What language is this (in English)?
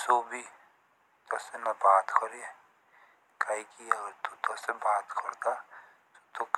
Jaunsari